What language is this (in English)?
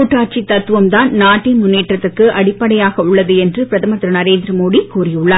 Tamil